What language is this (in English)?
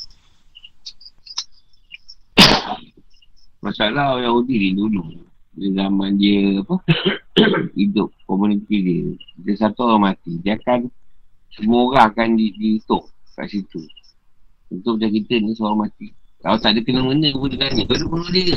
Malay